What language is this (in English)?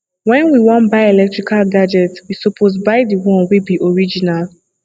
Nigerian Pidgin